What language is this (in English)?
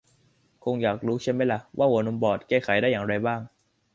Thai